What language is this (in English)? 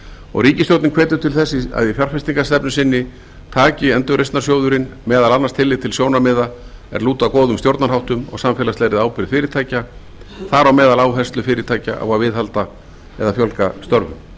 Icelandic